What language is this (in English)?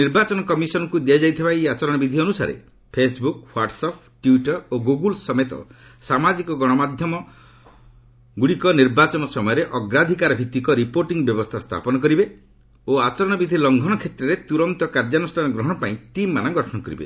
Odia